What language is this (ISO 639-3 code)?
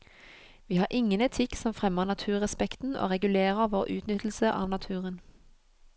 nor